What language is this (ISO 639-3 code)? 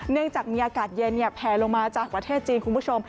tha